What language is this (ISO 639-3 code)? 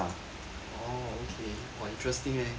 eng